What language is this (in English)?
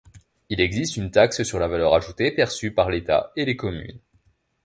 French